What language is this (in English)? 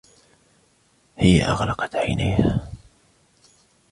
Arabic